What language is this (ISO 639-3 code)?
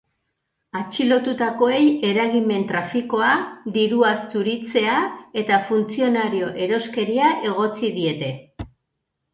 eus